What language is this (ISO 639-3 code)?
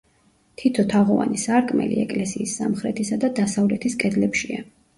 kat